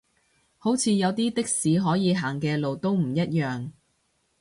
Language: Cantonese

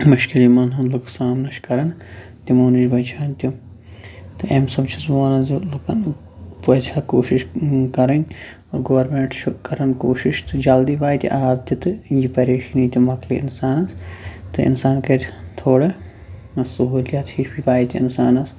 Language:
Kashmiri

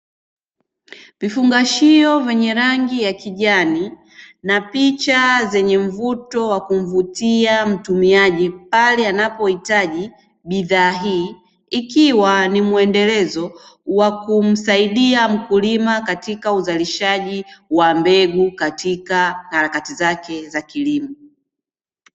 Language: Swahili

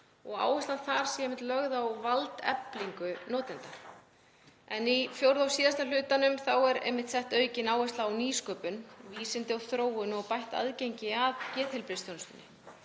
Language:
Icelandic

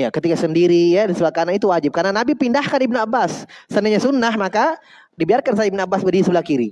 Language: Indonesian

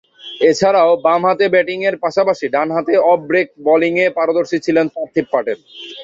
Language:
Bangla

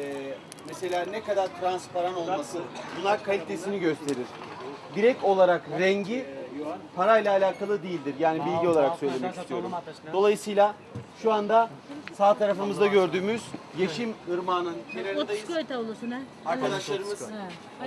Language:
Turkish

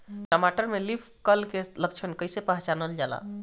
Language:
Bhojpuri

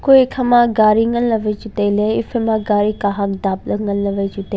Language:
Wancho Naga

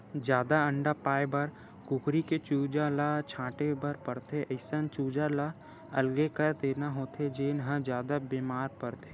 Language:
Chhattisgarhi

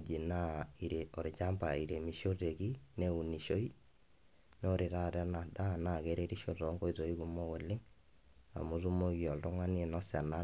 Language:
Masai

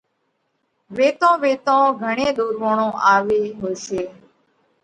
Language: Parkari Koli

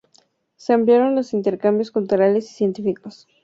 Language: Spanish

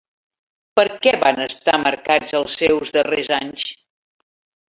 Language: Catalan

